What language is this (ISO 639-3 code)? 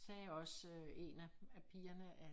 dan